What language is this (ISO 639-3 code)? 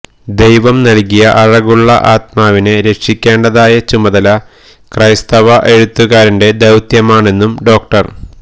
mal